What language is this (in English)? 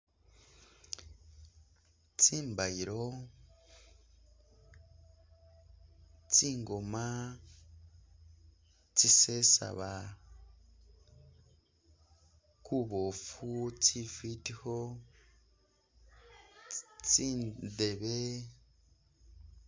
Masaaba